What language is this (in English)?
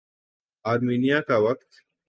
Urdu